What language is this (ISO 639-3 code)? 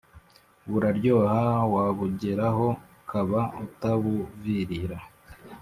kin